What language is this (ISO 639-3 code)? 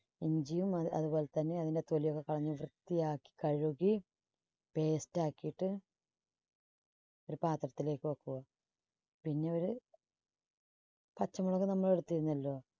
mal